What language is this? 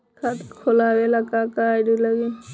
Bhojpuri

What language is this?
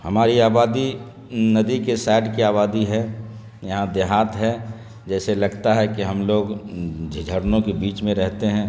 Urdu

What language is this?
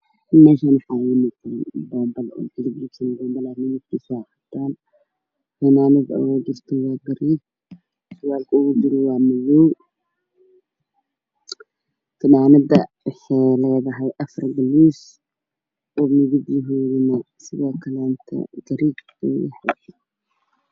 Somali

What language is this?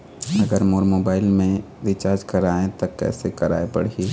Chhattisgarhi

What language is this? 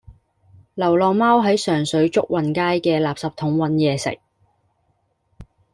Cantonese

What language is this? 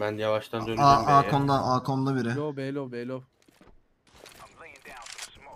Turkish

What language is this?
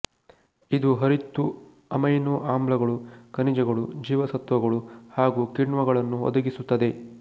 Kannada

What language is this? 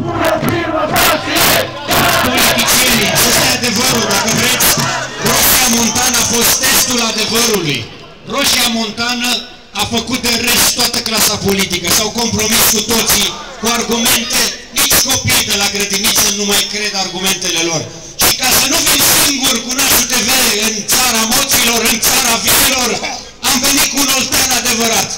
Romanian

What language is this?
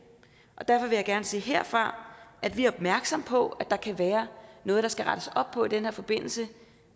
Danish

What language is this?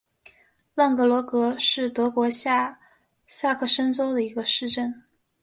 Chinese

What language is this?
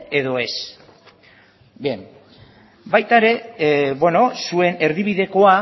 Basque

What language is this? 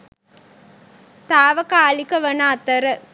Sinhala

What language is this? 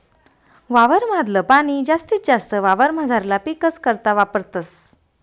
Marathi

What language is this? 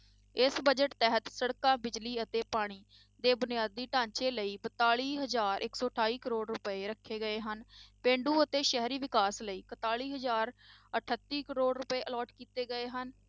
Punjabi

